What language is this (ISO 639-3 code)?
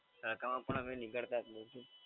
guj